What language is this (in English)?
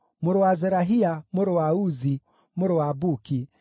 Kikuyu